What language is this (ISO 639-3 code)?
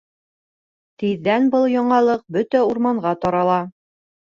bak